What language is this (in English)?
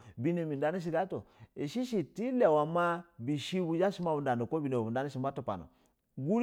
Basa (Nigeria)